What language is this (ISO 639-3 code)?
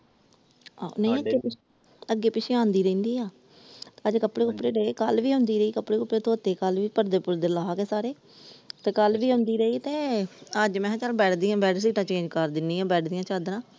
pan